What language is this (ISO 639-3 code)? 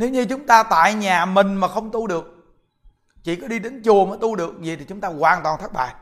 vie